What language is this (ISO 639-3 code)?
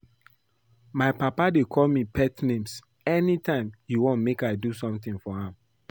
pcm